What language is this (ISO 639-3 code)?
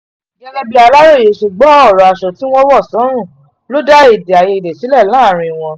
yor